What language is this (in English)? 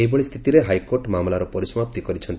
Odia